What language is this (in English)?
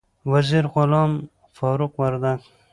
Pashto